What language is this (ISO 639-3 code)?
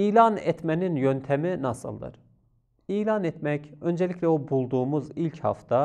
tur